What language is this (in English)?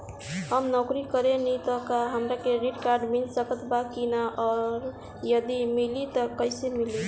Bhojpuri